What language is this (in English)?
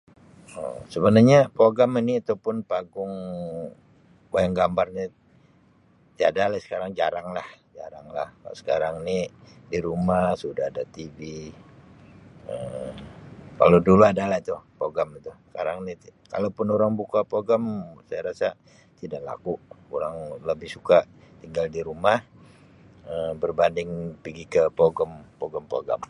Sabah Malay